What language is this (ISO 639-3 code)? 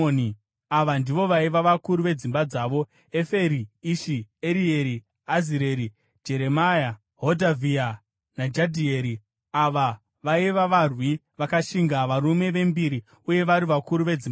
sna